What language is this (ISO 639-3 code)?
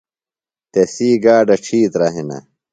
phl